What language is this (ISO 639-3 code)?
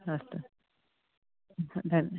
san